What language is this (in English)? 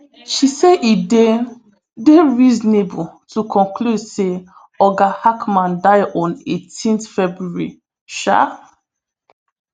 Nigerian Pidgin